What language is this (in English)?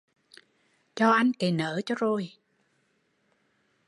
Vietnamese